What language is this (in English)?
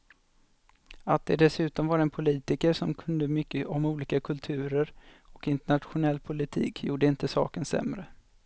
Swedish